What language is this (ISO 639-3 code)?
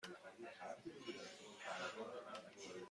fas